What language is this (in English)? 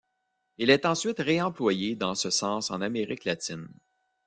French